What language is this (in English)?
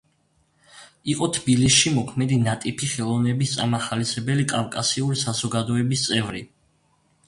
Georgian